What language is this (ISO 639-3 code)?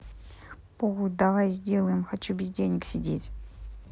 rus